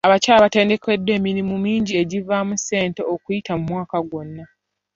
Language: Ganda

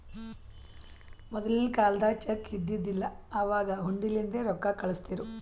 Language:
Kannada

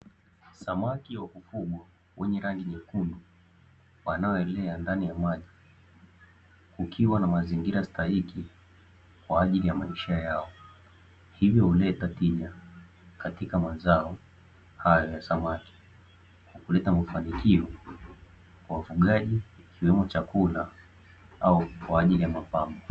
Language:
Swahili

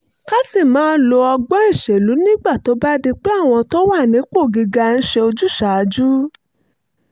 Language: Yoruba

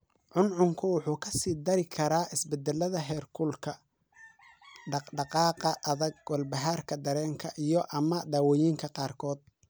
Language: Somali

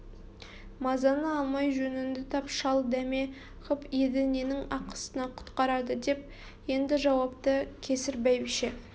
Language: Kazakh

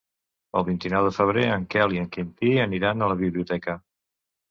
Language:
Catalan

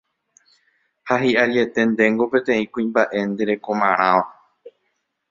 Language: Guarani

